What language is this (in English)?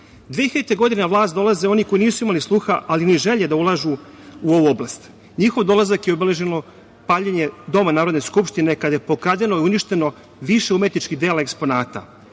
Serbian